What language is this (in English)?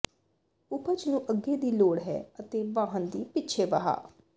Punjabi